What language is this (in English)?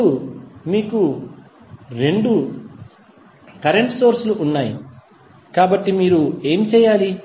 Telugu